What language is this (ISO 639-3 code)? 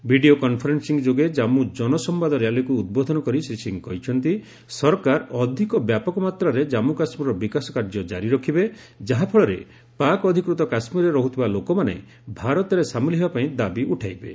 ori